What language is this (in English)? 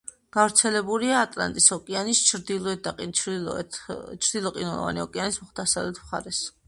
Georgian